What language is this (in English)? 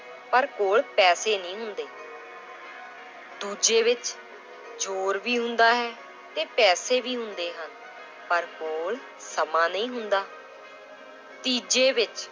Punjabi